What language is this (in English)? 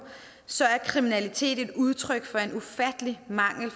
Danish